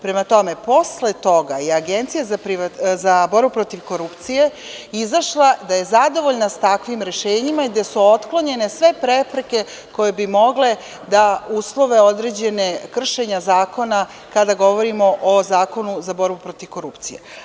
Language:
Serbian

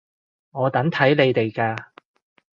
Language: Cantonese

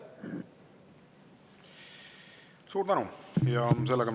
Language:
Estonian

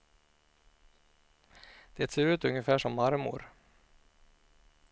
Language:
Swedish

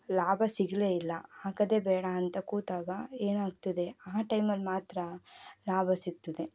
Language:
Kannada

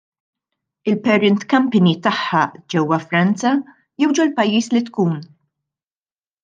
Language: Maltese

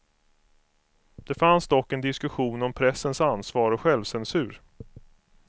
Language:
Swedish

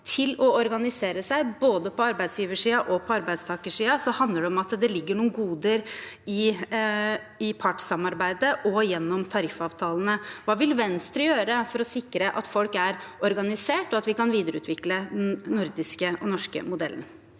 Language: Norwegian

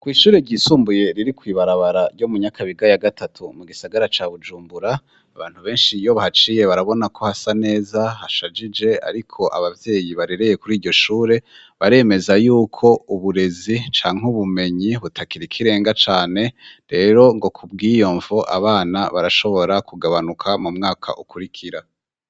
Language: Rundi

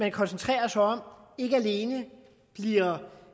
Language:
Danish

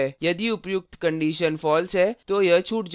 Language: Hindi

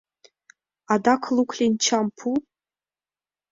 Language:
Mari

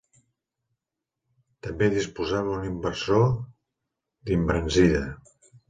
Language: Catalan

